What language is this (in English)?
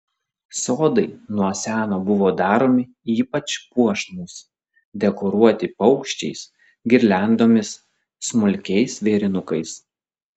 Lithuanian